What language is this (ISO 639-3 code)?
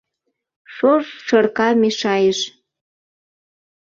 chm